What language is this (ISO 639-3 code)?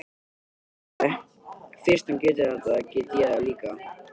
isl